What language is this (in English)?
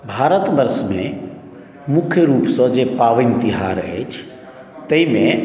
Maithili